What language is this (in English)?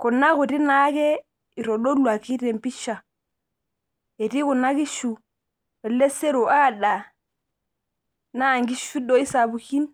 Masai